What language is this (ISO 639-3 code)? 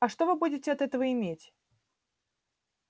rus